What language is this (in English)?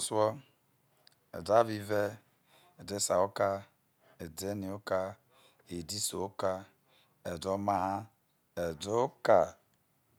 Isoko